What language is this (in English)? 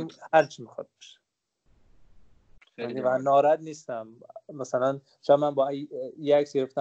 Persian